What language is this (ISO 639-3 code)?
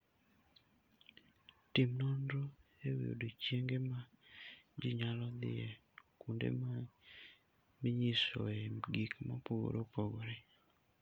luo